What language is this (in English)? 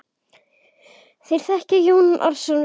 Icelandic